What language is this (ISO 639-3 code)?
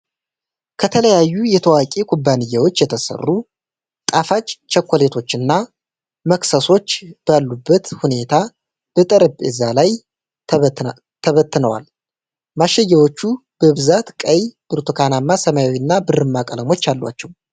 amh